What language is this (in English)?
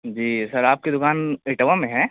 Urdu